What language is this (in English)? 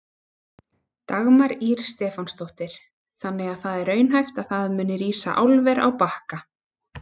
Icelandic